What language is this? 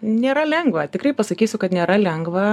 Lithuanian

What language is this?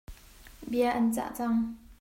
Hakha Chin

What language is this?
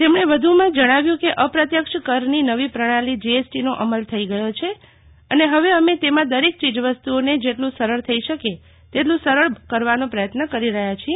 Gujarati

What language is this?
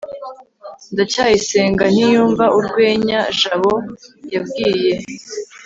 Kinyarwanda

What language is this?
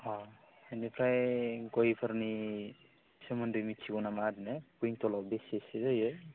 Bodo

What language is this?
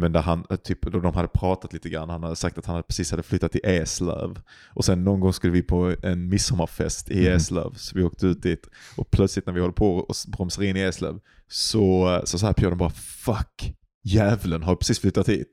Swedish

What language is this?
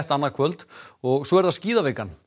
Icelandic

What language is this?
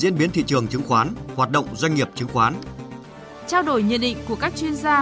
Vietnamese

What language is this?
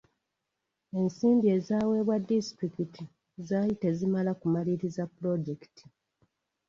Ganda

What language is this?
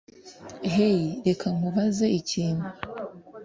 Kinyarwanda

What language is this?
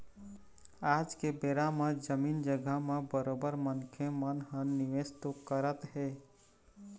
Chhattisgarhi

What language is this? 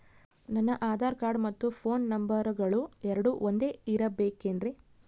Kannada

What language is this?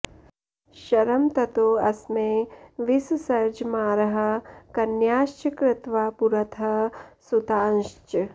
Sanskrit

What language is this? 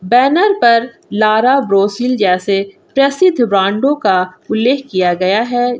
Hindi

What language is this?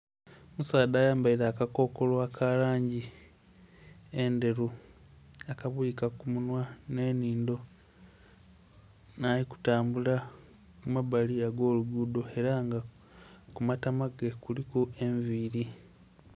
Soga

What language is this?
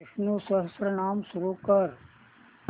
Marathi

